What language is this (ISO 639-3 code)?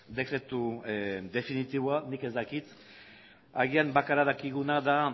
eus